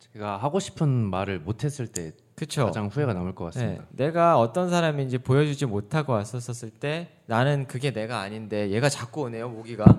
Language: Korean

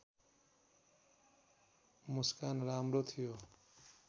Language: Nepali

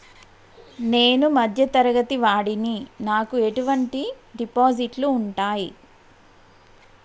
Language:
Telugu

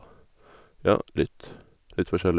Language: Norwegian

